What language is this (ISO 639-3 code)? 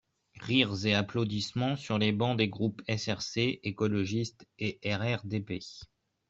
fra